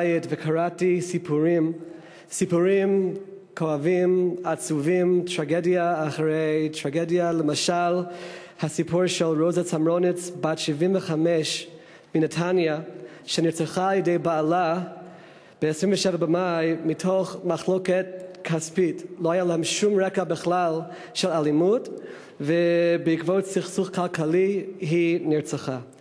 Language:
Hebrew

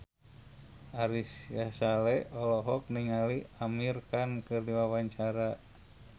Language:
Sundanese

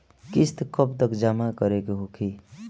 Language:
Bhojpuri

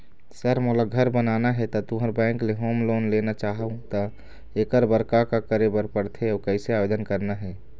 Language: Chhattisgarhi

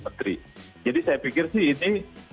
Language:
Indonesian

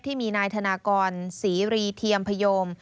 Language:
Thai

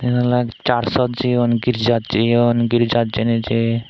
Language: Chakma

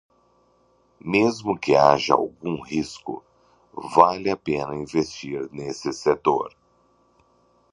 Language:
Portuguese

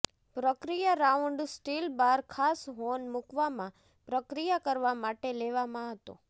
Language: Gujarati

